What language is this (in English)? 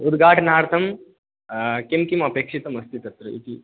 Sanskrit